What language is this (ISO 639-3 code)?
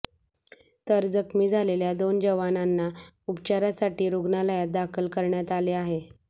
mar